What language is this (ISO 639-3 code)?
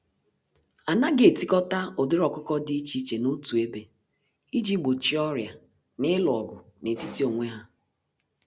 ibo